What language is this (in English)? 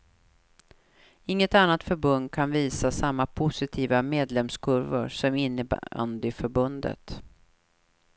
Swedish